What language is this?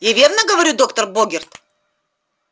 Russian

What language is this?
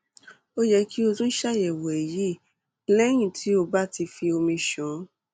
Yoruba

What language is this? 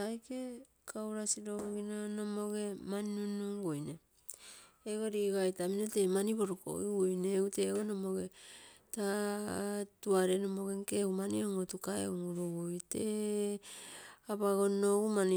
Terei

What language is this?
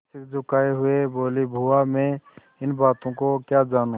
Hindi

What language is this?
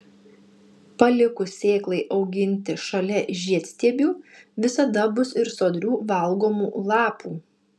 Lithuanian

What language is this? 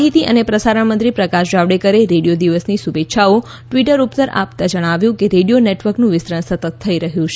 Gujarati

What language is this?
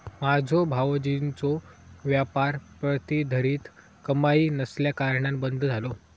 Marathi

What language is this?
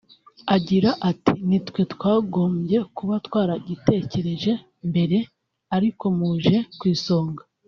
Kinyarwanda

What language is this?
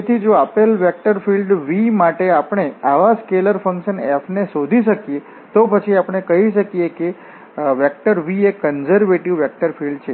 Gujarati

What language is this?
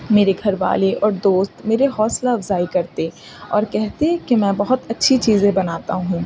Urdu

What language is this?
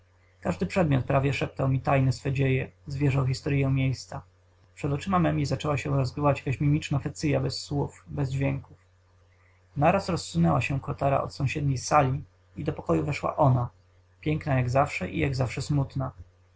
Polish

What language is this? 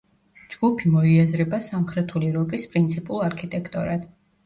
Georgian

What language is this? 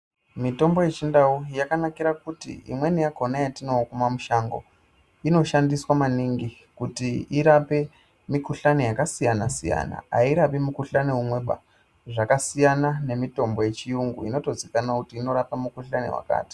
Ndau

